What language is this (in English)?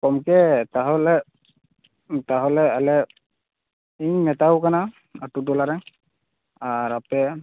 Santali